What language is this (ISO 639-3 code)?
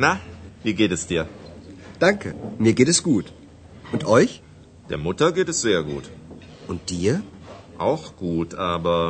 ron